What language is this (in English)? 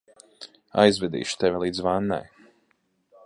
Latvian